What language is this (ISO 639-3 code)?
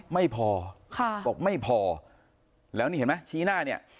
tha